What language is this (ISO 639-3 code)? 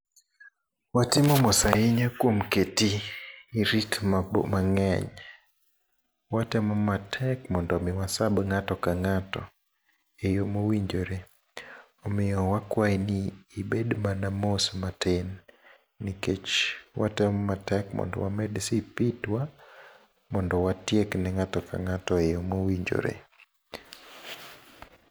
luo